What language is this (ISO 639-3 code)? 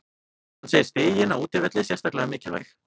isl